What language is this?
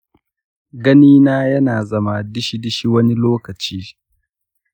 Hausa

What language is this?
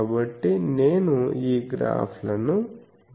Telugu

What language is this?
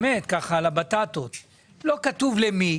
Hebrew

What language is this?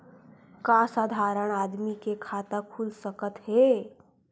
Chhattisgarhi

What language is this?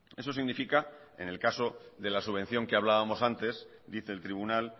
Spanish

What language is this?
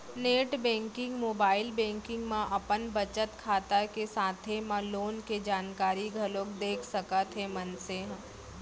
Chhattisgarhi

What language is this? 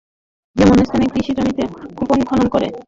Bangla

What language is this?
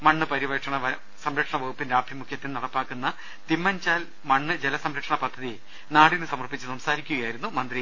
Malayalam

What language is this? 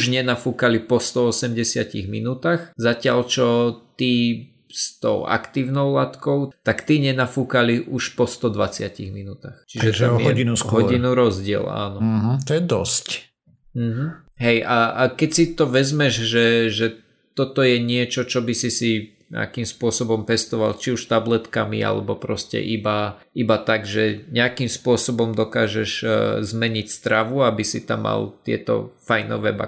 Slovak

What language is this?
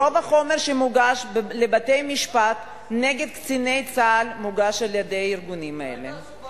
Hebrew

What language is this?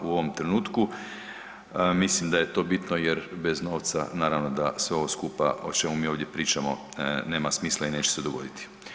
Croatian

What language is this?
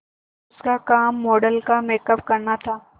Hindi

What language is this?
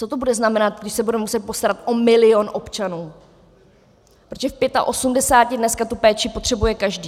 Czech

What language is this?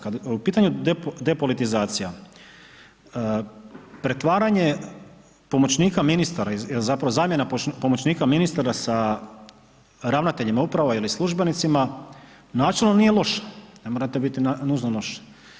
Croatian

